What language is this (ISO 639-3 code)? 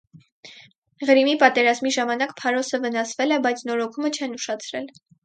hye